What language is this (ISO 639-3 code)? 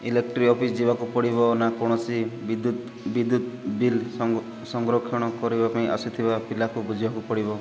ori